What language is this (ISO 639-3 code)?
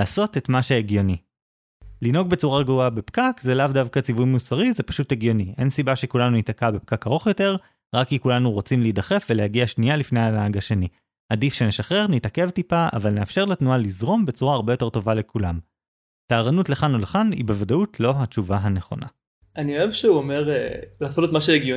heb